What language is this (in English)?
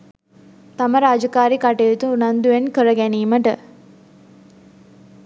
Sinhala